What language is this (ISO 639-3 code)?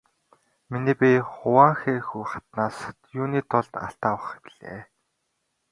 mon